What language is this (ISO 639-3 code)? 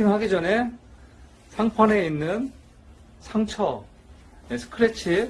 kor